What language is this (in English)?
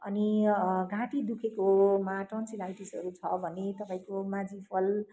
Nepali